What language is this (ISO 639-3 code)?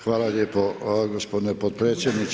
hrv